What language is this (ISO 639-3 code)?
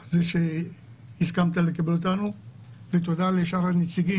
heb